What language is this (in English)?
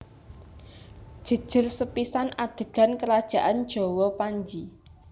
Javanese